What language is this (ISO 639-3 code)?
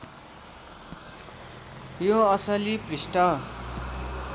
nep